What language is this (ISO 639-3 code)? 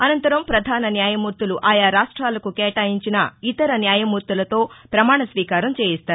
tel